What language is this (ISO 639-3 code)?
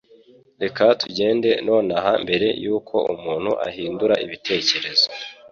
kin